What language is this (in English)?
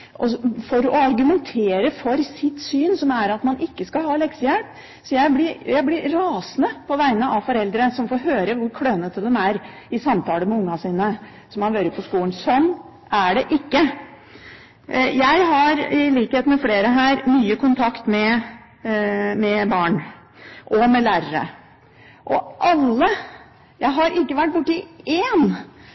Norwegian Bokmål